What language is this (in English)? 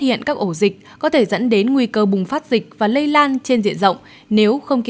Vietnamese